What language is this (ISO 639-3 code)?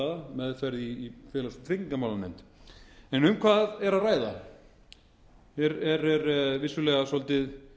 isl